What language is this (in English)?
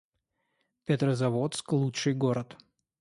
Russian